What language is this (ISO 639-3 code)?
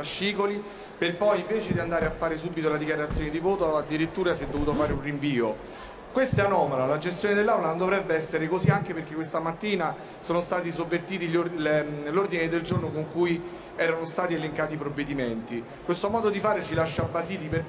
ita